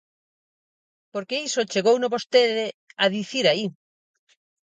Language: Galician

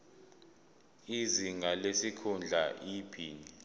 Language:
Zulu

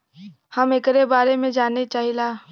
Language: Bhojpuri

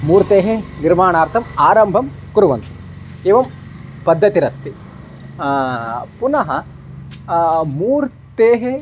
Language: Sanskrit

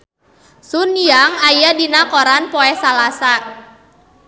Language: Sundanese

